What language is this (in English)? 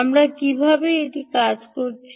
Bangla